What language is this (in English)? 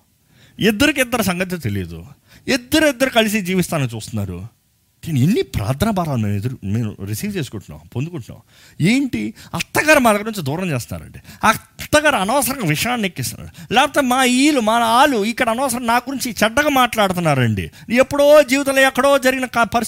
Telugu